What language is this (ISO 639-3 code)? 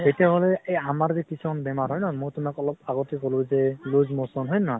asm